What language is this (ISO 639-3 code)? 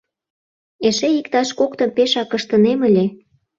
chm